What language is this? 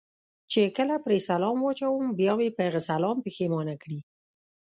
Pashto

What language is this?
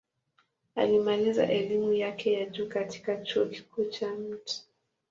Swahili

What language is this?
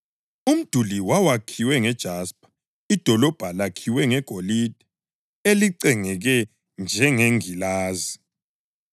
North Ndebele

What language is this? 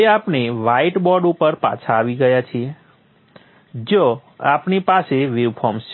Gujarati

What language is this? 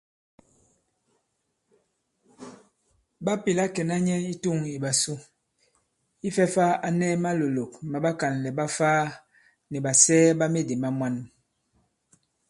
Bankon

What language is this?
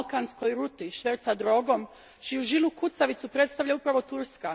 Croatian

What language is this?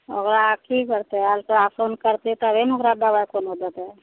Maithili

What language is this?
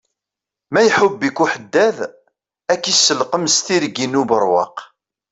Kabyle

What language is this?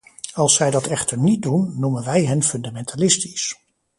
Dutch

